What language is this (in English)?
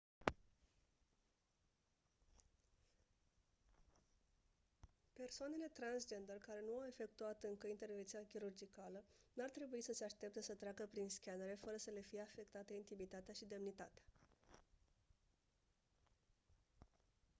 Romanian